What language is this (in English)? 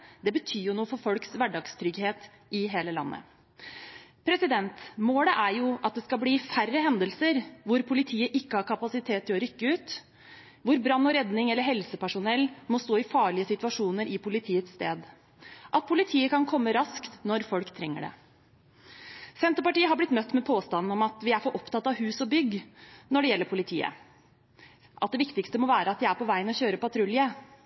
Norwegian Bokmål